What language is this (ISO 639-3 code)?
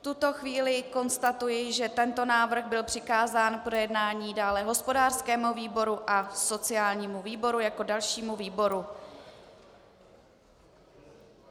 ces